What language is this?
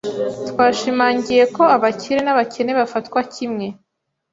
Kinyarwanda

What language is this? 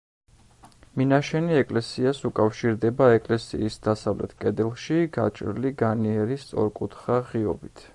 Georgian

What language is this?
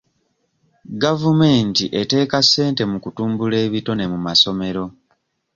Ganda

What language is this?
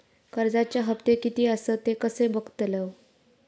Marathi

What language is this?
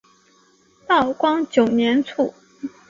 Chinese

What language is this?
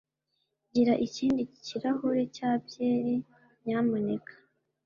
Kinyarwanda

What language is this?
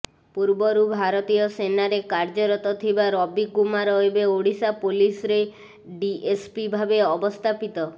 Odia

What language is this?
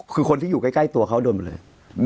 Thai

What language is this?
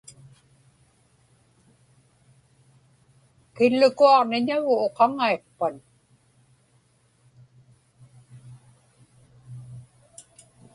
Inupiaq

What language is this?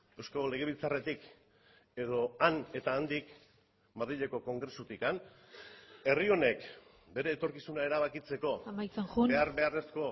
Basque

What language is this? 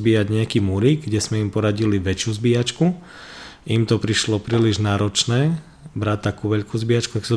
Slovak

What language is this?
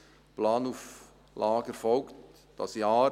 Swiss German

